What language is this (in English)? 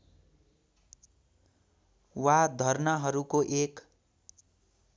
Nepali